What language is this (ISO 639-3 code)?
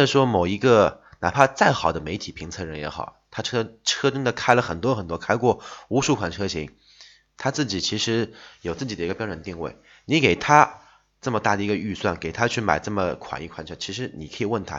zho